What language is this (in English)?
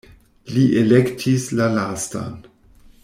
Esperanto